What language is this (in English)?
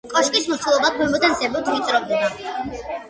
Georgian